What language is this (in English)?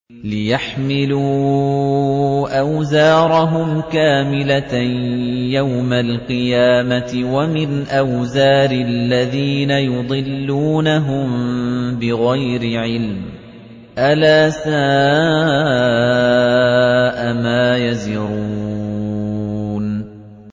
Arabic